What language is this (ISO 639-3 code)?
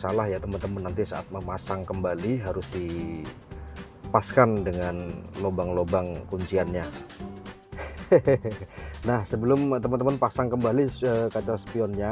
ind